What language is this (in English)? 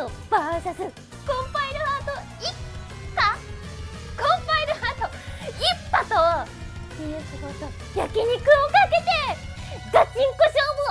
Japanese